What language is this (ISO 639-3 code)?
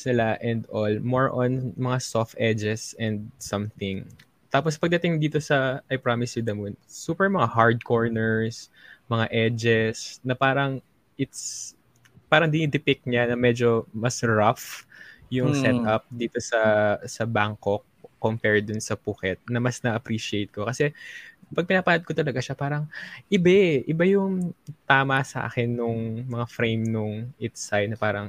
fil